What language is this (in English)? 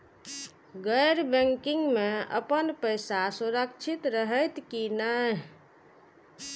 Maithili